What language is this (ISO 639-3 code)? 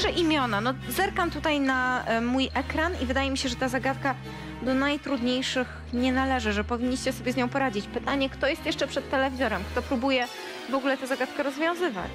pol